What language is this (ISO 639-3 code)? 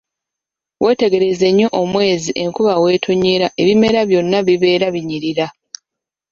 lug